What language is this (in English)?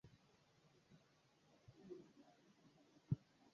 Swahili